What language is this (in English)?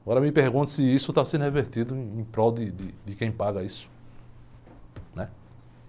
Portuguese